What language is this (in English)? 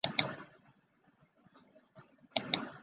Chinese